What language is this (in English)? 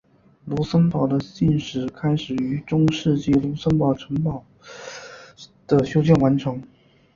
Chinese